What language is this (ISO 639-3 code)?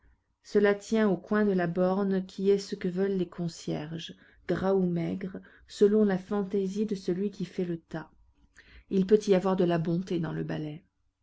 fra